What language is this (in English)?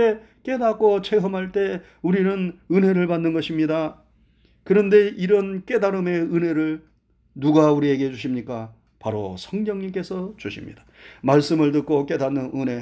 Korean